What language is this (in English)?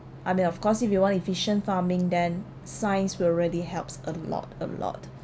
English